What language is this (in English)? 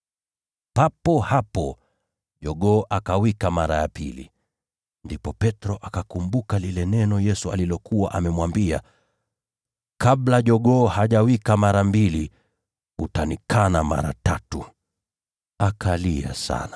Swahili